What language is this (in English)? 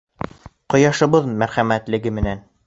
Bashkir